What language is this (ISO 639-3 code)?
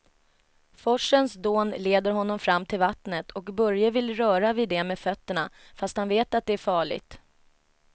swe